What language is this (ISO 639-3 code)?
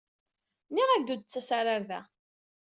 kab